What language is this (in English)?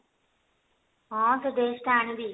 Odia